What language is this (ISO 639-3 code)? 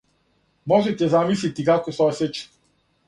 srp